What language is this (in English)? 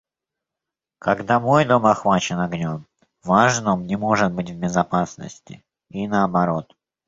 Russian